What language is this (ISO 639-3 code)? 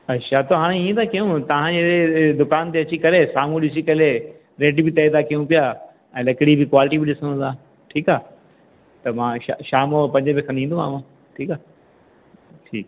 snd